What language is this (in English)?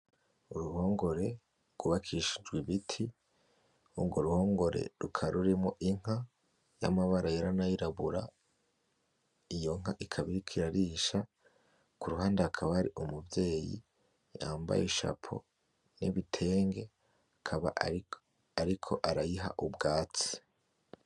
Rundi